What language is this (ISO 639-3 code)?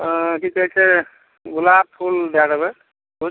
mai